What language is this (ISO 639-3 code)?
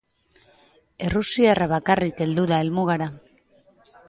eus